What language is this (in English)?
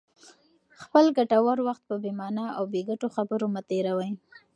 Pashto